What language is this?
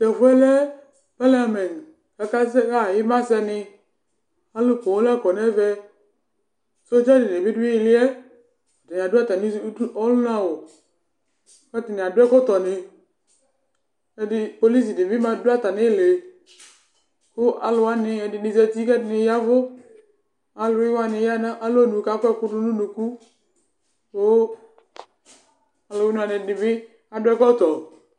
Ikposo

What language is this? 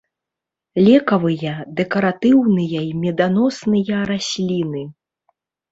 Belarusian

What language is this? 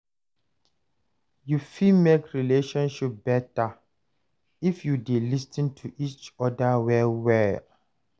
Nigerian Pidgin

